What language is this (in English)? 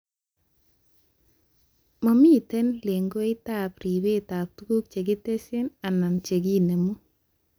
Kalenjin